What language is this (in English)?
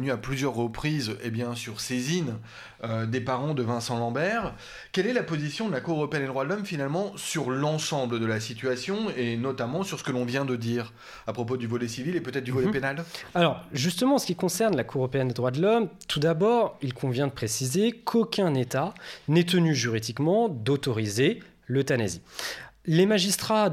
French